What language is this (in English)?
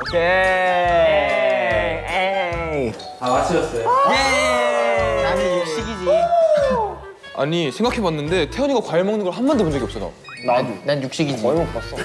Korean